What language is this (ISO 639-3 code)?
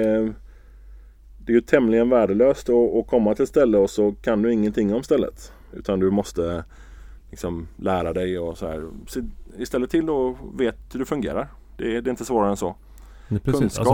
swe